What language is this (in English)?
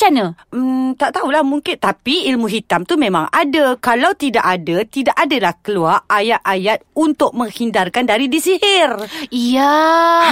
Malay